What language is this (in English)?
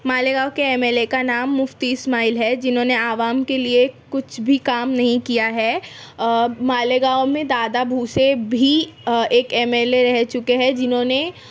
Urdu